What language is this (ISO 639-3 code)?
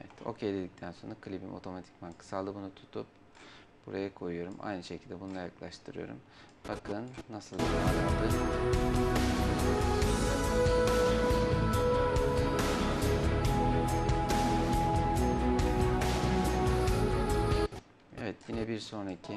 tur